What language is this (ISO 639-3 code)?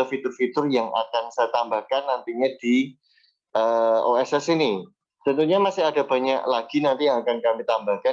ind